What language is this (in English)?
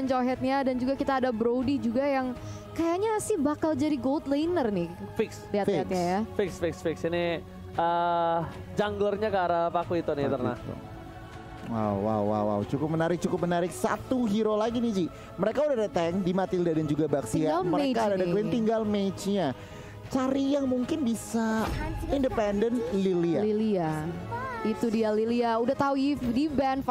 Indonesian